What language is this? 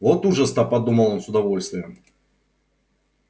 Russian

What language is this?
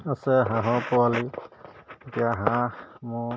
Assamese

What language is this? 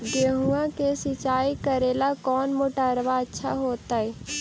Magahi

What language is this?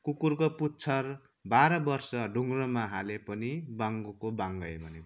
Nepali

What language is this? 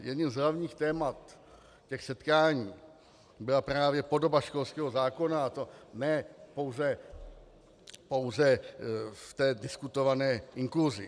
Czech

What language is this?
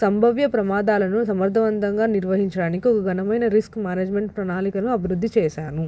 Telugu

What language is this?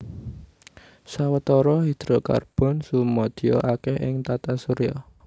Javanese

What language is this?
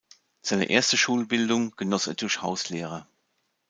German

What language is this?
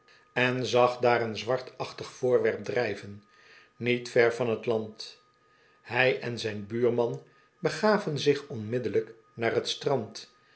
Dutch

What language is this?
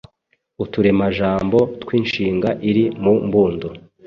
Kinyarwanda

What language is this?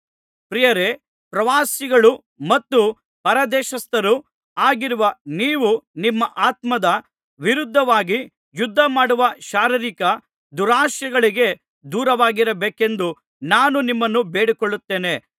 Kannada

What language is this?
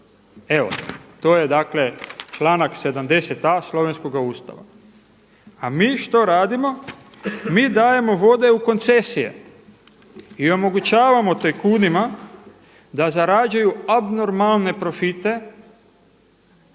Croatian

